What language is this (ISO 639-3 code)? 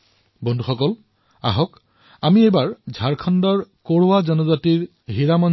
asm